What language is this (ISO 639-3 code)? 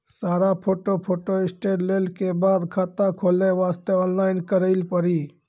mai